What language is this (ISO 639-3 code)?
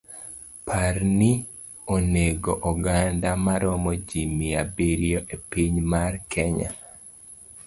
luo